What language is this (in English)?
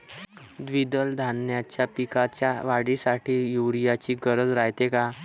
Marathi